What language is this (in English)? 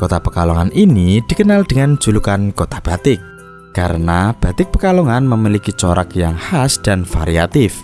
Indonesian